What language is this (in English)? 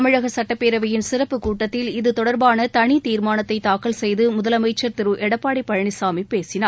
Tamil